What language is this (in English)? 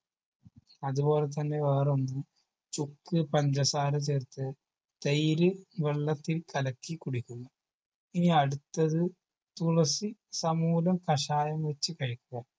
Malayalam